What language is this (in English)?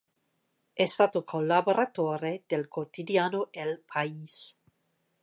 Italian